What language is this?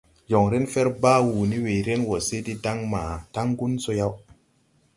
Tupuri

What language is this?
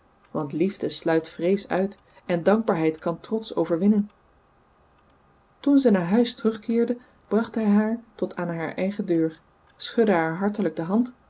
Dutch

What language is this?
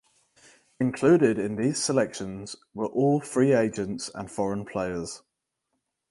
English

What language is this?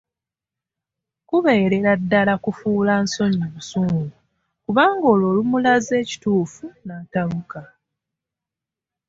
Ganda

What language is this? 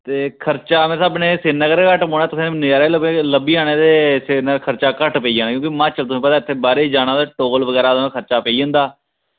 Dogri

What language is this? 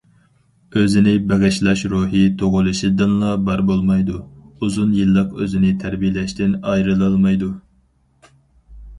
Uyghur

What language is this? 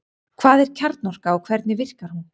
Icelandic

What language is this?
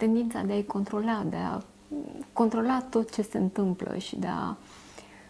Romanian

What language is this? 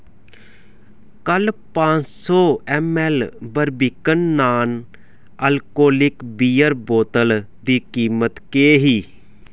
Dogri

